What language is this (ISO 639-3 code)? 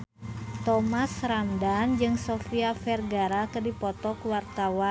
sun